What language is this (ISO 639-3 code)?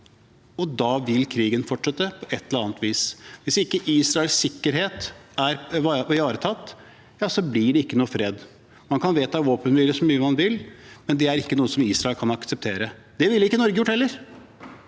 nor